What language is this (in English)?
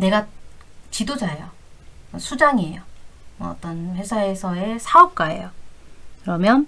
Korean